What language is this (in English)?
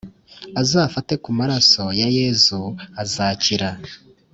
Kinyarwanda